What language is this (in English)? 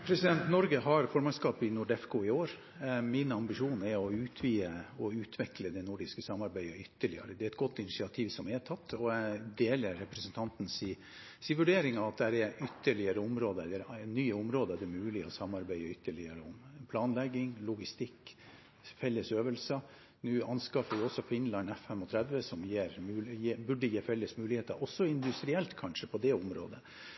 Norwegian Bokmål